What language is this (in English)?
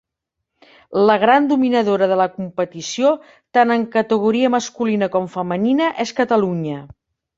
Catalan